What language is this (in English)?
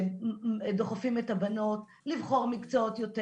Hebrew